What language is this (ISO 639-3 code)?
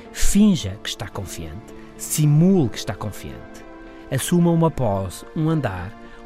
por